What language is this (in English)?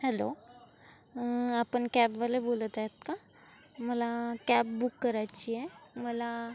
Marathi